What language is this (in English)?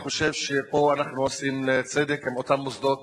Hebrew